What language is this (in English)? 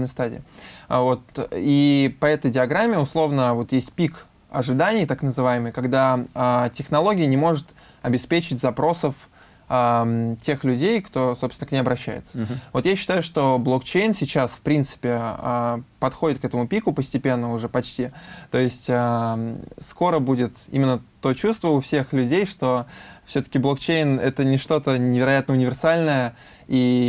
Russian